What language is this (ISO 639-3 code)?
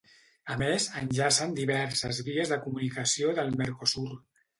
cat